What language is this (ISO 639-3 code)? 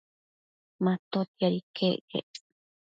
mcf